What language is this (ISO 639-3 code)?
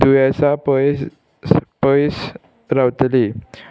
kok